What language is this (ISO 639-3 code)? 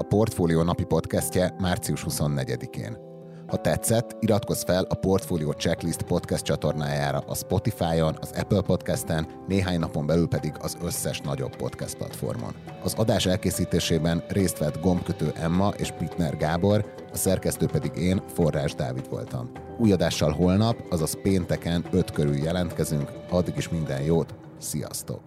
hun